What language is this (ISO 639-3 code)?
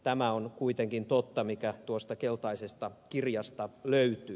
fin